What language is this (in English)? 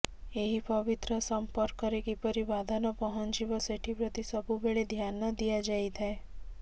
Odia